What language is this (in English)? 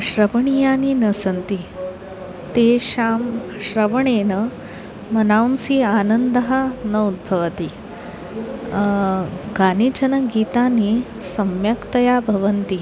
Sanskrit